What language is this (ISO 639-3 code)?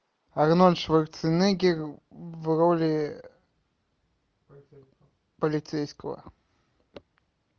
rus